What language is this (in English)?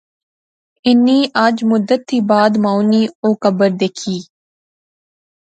Pahari-Potwari